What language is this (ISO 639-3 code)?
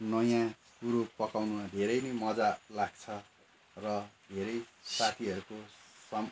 nep